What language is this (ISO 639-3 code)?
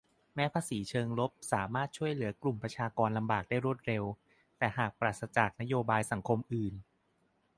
tha